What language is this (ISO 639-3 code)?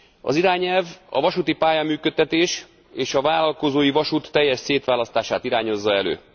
hun